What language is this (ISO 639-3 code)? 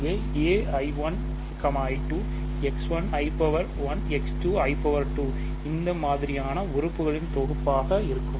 tam